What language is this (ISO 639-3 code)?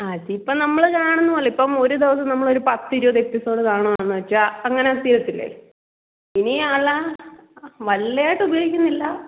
mal